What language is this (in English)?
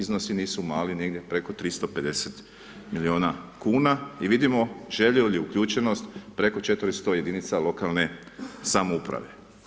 Croatian